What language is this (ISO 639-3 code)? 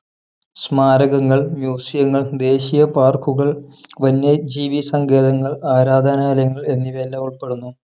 mal